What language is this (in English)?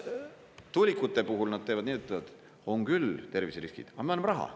Estonian